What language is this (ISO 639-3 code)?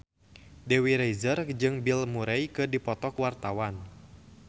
sun